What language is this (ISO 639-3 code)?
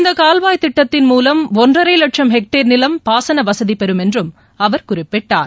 tam